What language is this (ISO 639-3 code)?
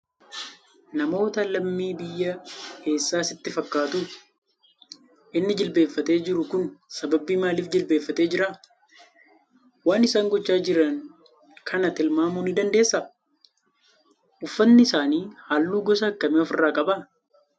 orm